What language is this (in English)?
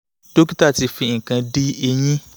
Yoruba